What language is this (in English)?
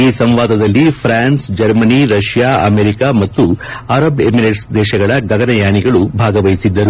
Kannada